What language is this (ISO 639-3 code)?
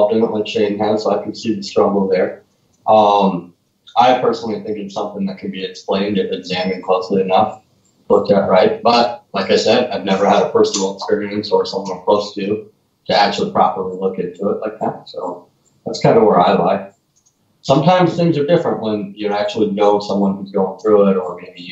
eng